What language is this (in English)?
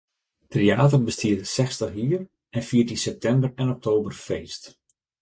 Western Frisian